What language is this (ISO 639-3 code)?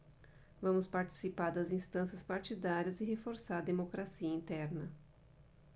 por